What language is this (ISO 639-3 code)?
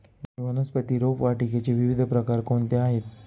mar